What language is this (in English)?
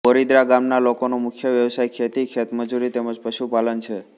Gujarati